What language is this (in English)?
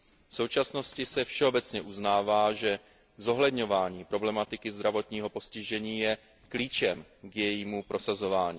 Czech